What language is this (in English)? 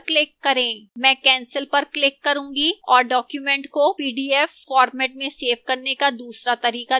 Hindi